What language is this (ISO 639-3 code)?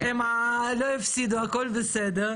heb